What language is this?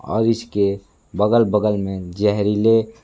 Hindi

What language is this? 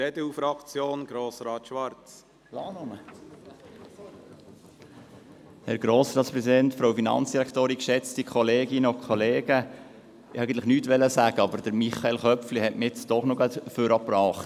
Swiss German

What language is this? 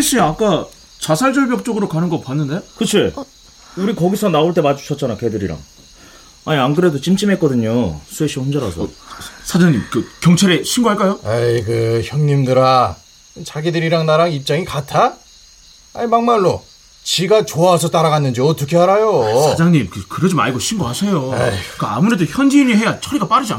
Korean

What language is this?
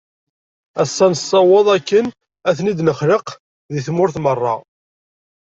Kabyle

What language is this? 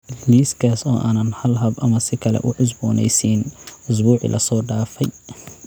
Somali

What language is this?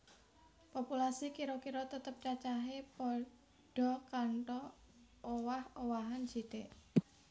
Javanese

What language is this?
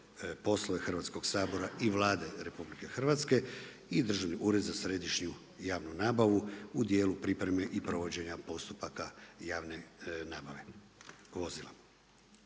Croatian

